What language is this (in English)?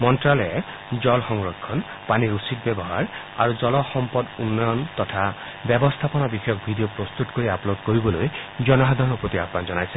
Assamese